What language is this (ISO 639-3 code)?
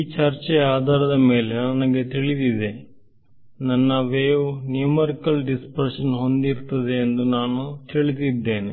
kan